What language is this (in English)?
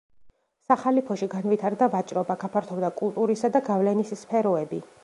Georgian